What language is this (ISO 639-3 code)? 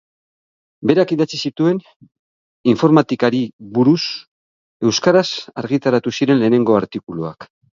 eus